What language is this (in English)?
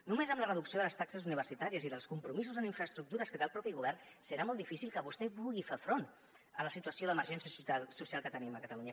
Catalan